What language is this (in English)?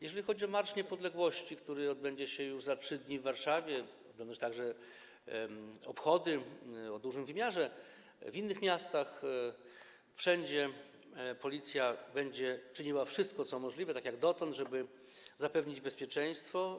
Polish